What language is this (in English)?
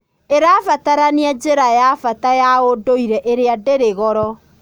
Kikuyu